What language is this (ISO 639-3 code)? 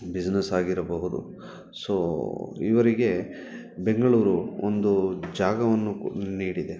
kan